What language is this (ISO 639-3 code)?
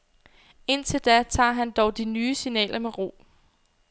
dan